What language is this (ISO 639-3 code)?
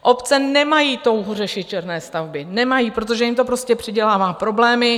ces